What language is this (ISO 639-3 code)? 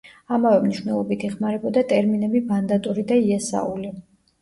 kat